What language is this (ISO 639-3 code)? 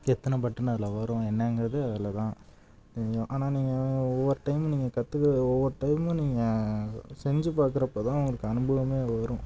tam